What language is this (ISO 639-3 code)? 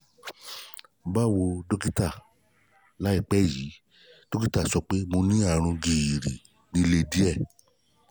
yor